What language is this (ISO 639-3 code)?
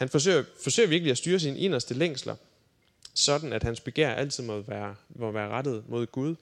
dan